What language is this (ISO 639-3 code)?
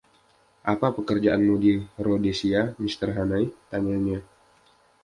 ind